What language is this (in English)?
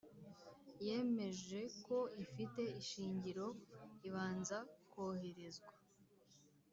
Kinyarwanda